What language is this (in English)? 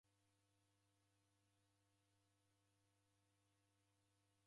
Taita